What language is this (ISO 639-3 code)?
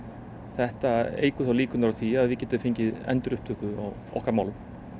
isl